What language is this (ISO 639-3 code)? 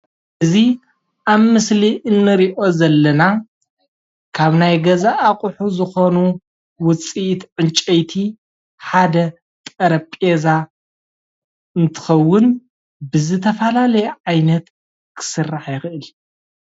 tir